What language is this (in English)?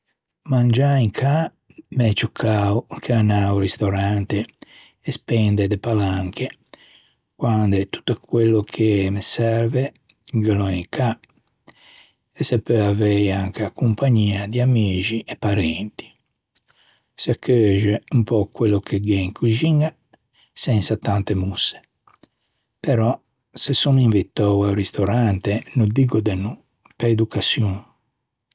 Ligurian